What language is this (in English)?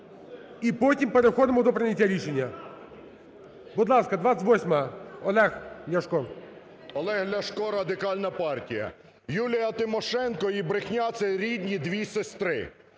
Ukrainian